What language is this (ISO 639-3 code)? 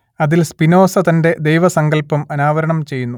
mal